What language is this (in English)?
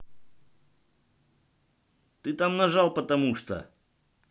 Russian